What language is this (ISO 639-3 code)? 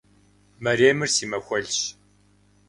kbd